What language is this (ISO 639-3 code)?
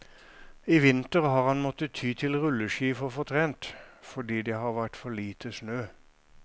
nor